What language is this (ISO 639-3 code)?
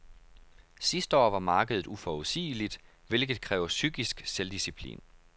dan